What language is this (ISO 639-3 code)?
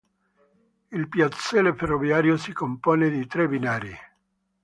ita